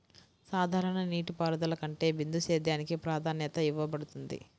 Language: Telugu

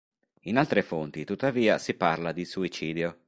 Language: Italian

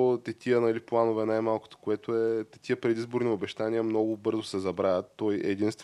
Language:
Bulgarian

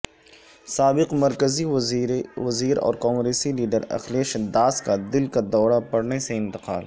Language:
Urdu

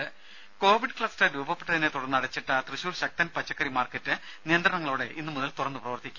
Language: Malayalam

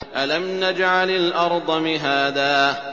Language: Arabic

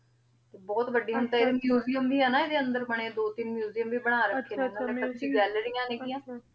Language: Punjabi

